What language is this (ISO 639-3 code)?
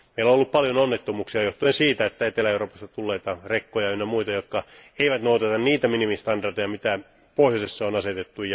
fin